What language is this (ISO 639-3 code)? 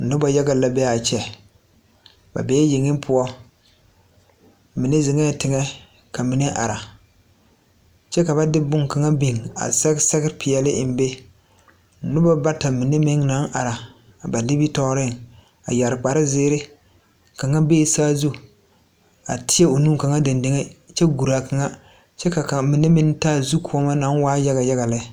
dga